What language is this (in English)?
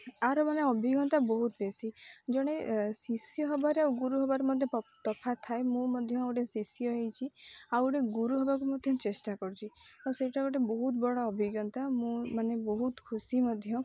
Odia